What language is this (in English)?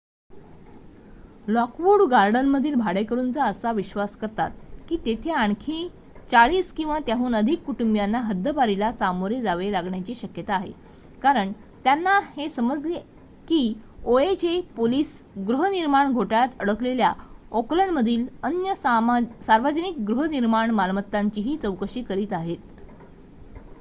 Marathi